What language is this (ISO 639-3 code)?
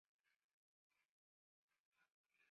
zho